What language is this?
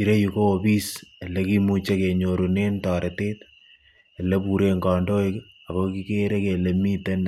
Kalenjin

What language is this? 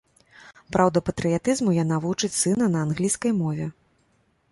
Belarusian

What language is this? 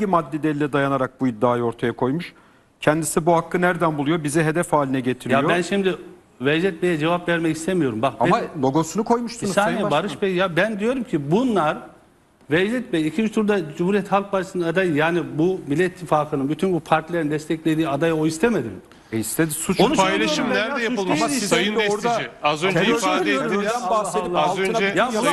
Turkish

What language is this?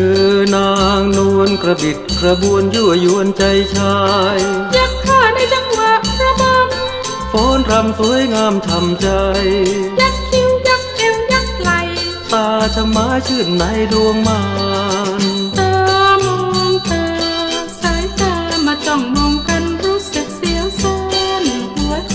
Thai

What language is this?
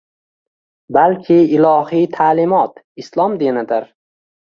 Uzbek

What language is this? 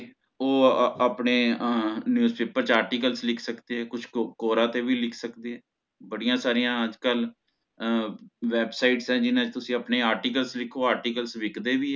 Punjabi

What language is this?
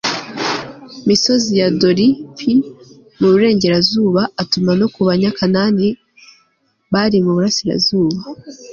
Kinyarwanda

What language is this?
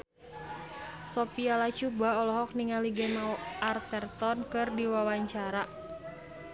Sundanese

